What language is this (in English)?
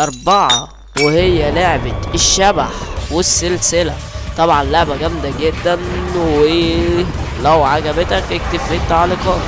Arabic